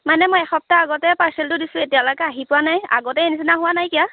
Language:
Assamese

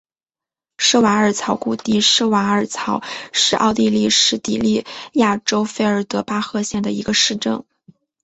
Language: Chinese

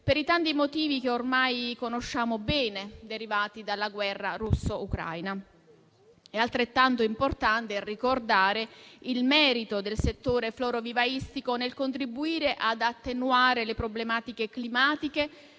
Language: Italian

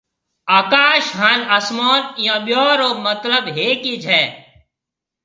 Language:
Marwari (Pakistan)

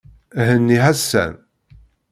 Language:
Kabyle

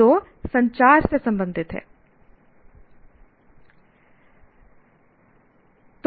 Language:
Hindi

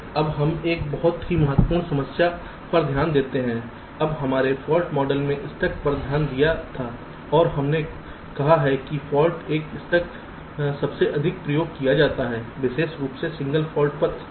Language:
Hindi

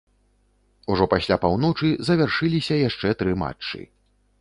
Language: Belarusian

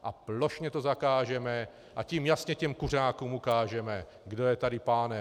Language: Czech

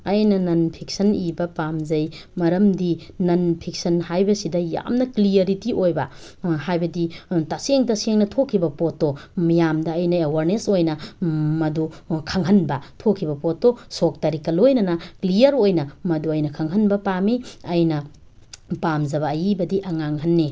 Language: Manipuri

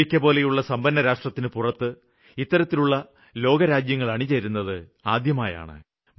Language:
Malayalam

